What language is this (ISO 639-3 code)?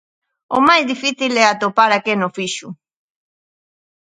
glg